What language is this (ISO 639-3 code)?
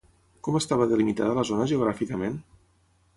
cat